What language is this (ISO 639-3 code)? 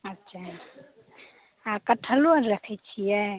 mai